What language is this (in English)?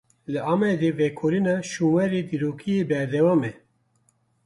Kurdish